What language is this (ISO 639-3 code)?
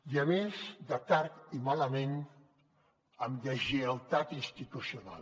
cat